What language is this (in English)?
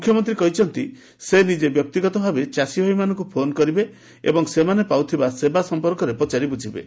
Odia